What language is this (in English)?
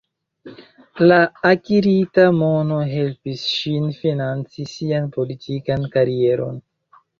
Esperanto